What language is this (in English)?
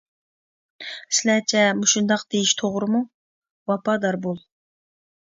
Uyghur